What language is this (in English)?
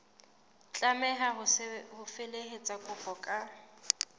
Southern Sotho